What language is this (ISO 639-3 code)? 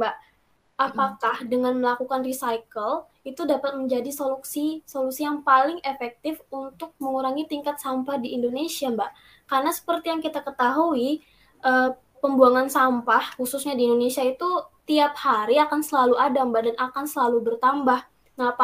ind